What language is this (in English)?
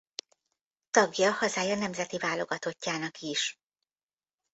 Hungarian